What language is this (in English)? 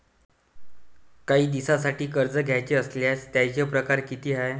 Marathi